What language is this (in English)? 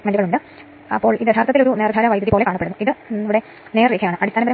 Malayalam